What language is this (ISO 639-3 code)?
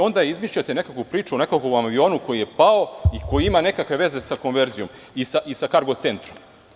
srp